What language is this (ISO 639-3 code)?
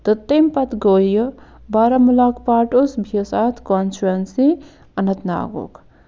kas